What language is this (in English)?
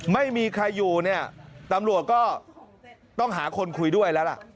Thai